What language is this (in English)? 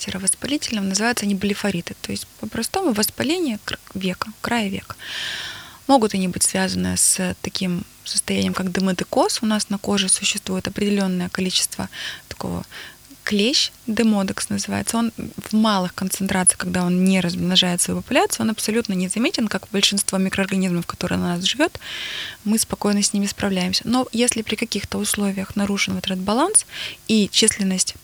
Russian